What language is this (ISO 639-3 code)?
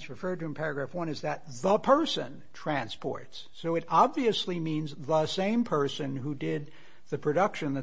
eng